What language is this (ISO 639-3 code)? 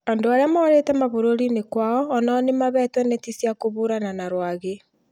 kik